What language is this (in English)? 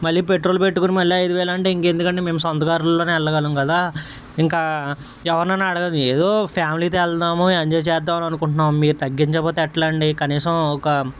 Telugu